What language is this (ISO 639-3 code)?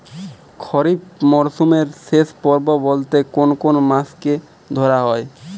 ben